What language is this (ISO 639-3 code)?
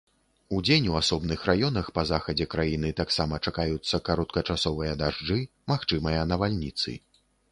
bel